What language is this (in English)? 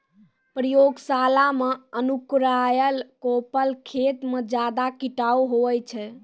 Maithili